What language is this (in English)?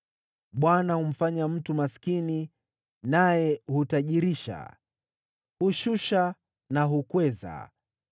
Swahili